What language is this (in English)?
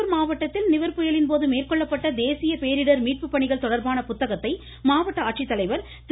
Tamil